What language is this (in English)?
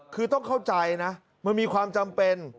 Thai